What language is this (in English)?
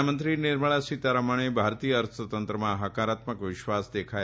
Gujarati